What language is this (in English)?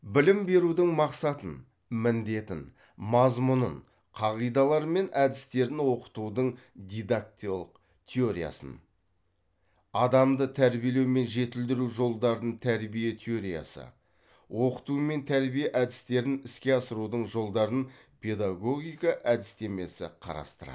Kazakh